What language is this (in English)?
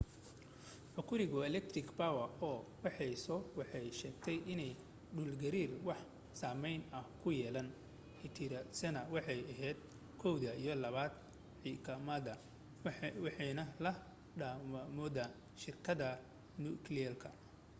Somali